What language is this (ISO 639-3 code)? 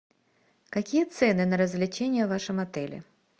rus